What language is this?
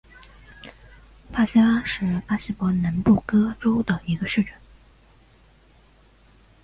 Chinese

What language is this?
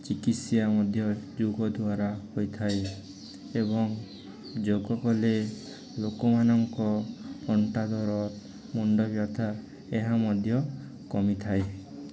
Odia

